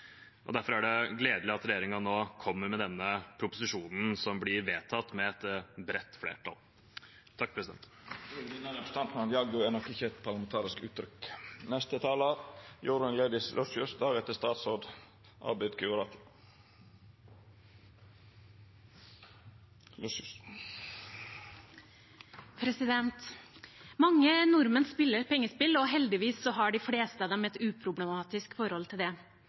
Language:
Norwegian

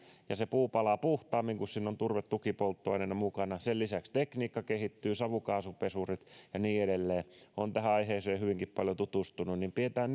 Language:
Finnish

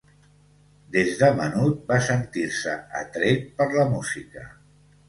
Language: Catalan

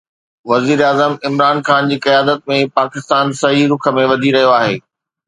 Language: Sindhi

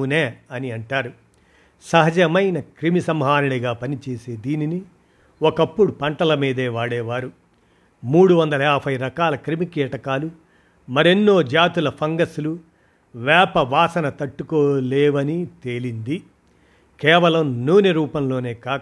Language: Telugu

